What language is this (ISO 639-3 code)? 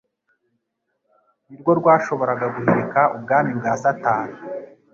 kin